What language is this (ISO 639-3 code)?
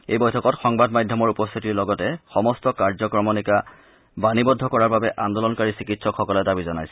asm